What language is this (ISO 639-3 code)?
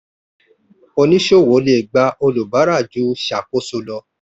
yor